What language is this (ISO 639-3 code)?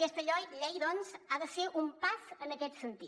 cat